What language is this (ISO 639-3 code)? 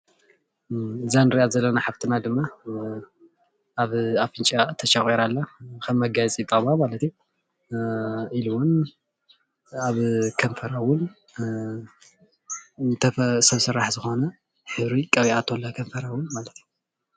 tir